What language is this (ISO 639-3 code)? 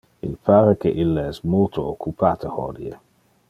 ina